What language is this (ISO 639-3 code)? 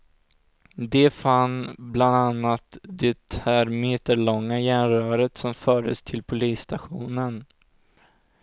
swe